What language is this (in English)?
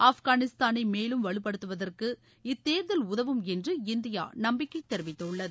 Tamil